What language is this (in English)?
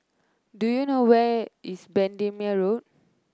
English